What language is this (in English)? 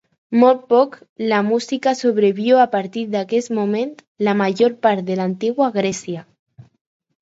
Catalan